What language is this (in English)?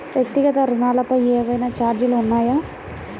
Telugu